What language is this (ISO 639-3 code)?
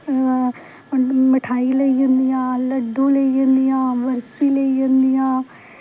doi